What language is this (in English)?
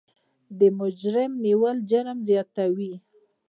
Pashto